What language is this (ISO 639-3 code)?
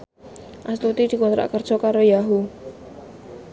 jav